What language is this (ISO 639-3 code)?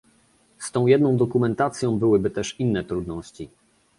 pol